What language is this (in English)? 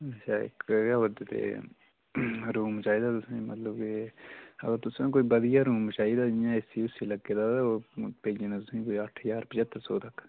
Dogri